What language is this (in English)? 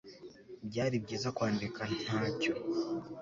Kinyarwanda